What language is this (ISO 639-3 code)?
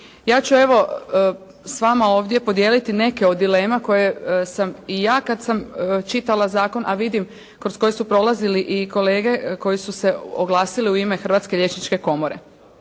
hrv